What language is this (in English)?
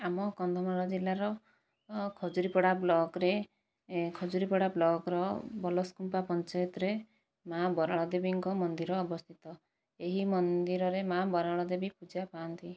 Odia